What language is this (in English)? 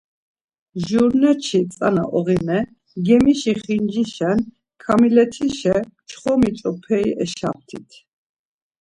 Laz